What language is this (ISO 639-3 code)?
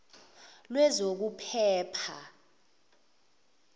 zul